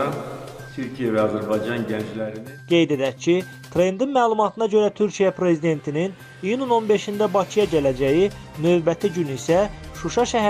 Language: Turkish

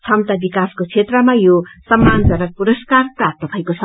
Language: Nepali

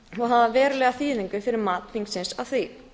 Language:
Icelandic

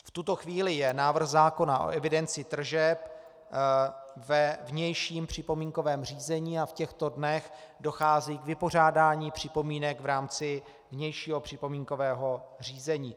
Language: Czech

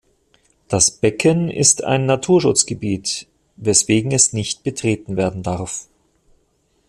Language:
German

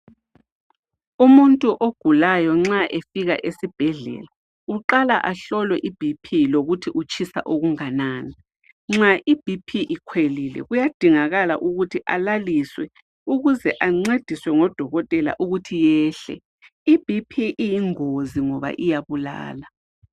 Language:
North Ndebele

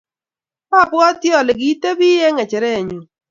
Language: Kalenjin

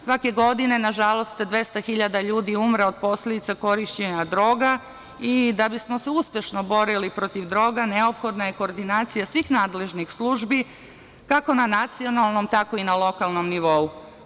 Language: Serbian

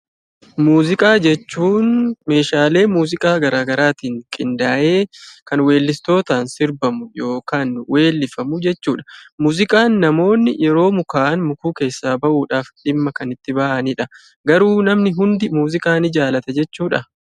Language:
Oromo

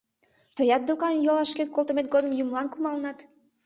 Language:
Mari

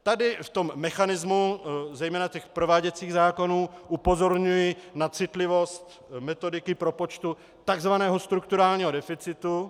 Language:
Czech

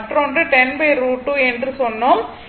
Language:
Tamil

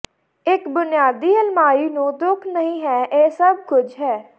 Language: Punjabi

